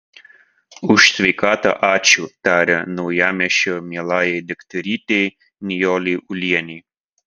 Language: Lithuanian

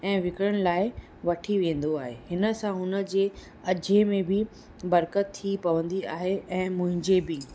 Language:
Sindhi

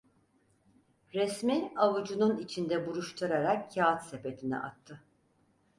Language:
Turkish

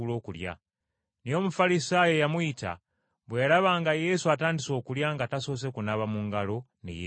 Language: Ganda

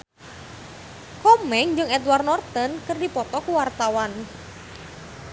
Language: Sundanese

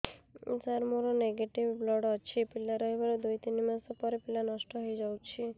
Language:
Odia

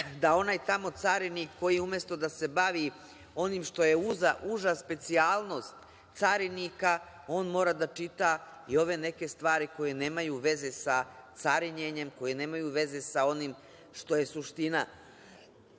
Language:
Serbian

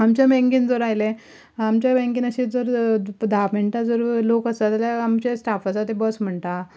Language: Konkani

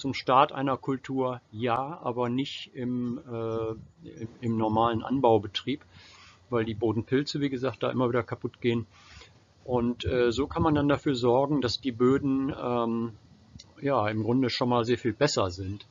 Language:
German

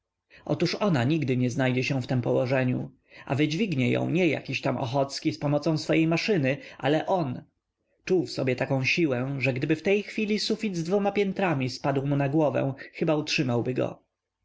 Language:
Polish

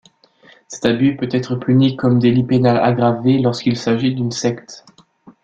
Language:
French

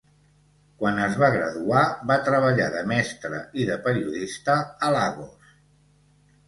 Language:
Catalan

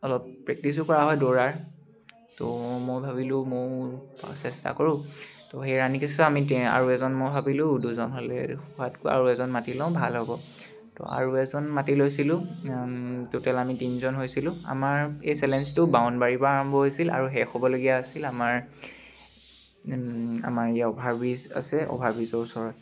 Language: Assamese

